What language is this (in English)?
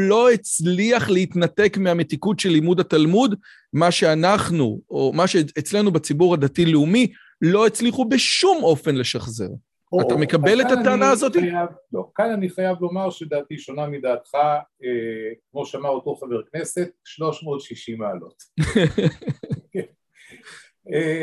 Hebrew